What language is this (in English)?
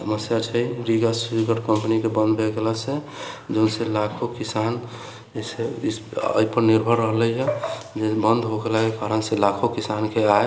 Maithili